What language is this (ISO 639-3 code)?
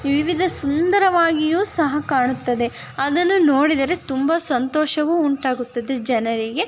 kan